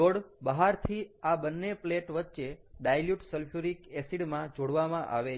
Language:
Gujarati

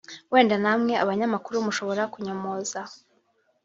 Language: Kinyarwanda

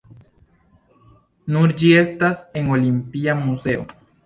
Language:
Esperanto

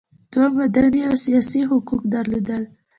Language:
Pashto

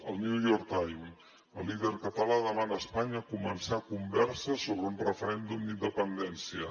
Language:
Catalan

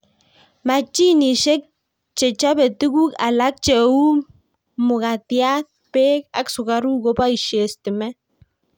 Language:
Kalenjin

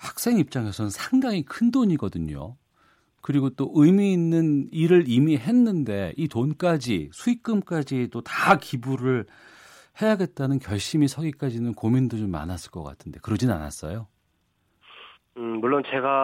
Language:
Korean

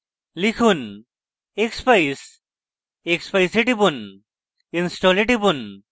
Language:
Bangla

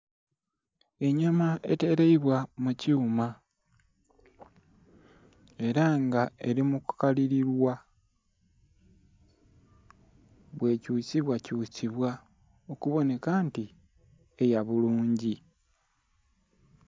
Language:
Soga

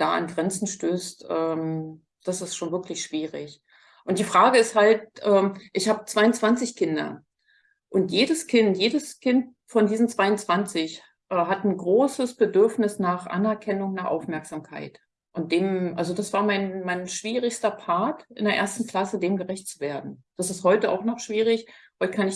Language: German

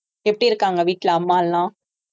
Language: Tamil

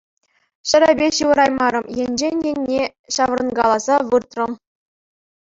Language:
Chuvash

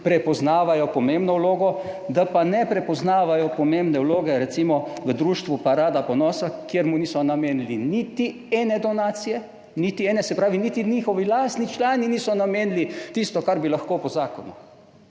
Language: Slovenian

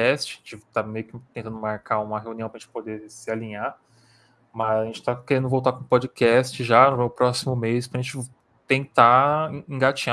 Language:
Portuguese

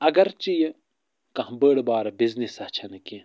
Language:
Kashmiri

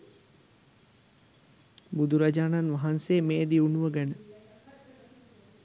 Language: Sinhala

